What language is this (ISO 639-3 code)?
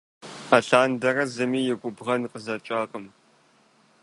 kbd